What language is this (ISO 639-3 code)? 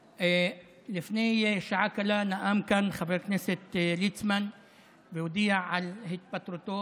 heb